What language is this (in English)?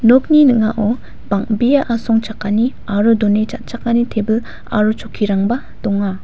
Garo